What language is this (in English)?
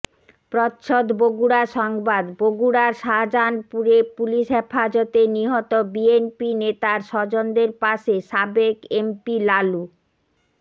Bangla